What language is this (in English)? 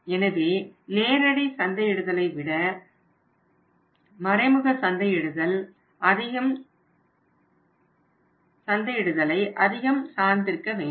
Tamil